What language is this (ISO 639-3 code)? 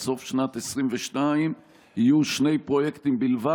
heb